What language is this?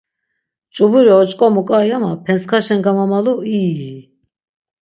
Laz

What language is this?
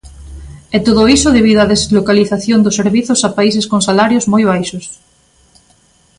Galician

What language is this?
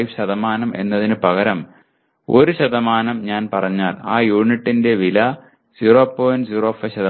Malayalam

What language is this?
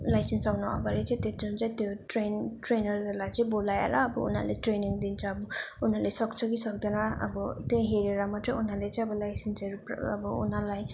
Nepali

